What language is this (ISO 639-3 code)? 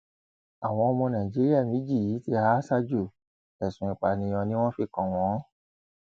yor